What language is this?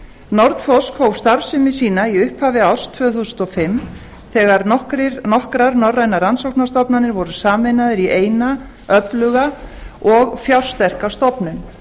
Icelandic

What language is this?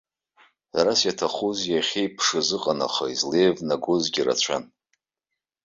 Abkhazian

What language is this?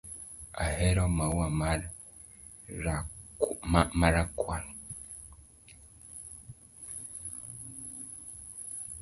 Luo (Kenya and Tanzania)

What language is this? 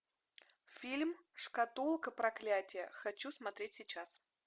Russian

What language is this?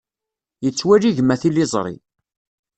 Kabyle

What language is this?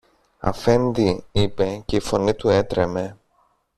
Greek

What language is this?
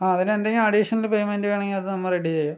Malayalam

